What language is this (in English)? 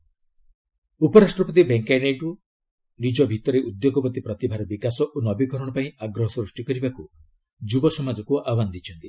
Odia